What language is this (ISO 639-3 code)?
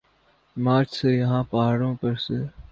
urd